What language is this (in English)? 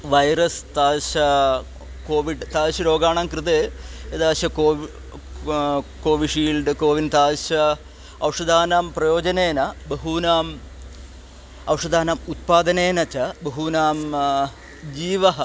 Sanskrit